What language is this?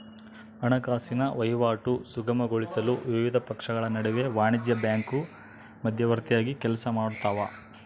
Kannada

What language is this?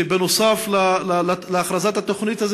Hebrew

